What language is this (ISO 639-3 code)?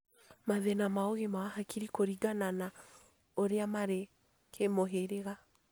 kik